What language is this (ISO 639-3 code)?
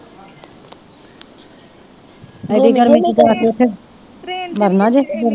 pan